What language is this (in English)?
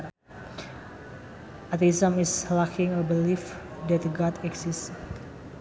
Sundanese